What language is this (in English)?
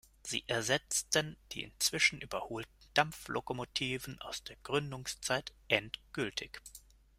German